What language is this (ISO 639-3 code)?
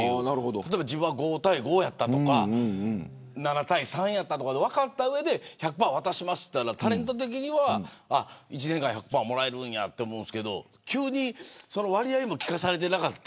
jpn